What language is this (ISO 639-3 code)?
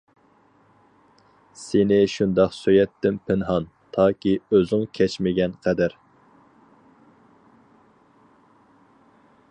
uig